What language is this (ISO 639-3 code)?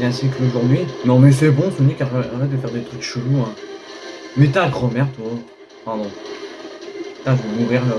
fra